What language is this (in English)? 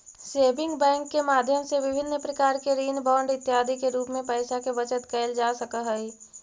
Magahi